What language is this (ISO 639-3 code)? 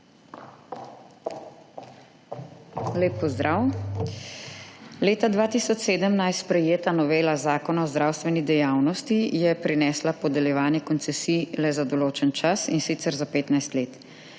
slv